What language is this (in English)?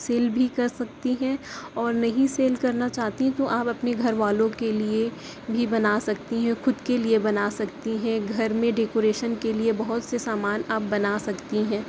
Urdu